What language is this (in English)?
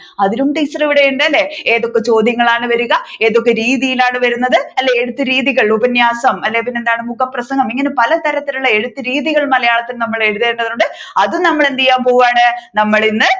Malayalam